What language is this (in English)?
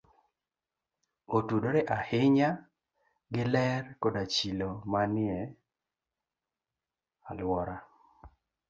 Luo (Kenya and Tanzania)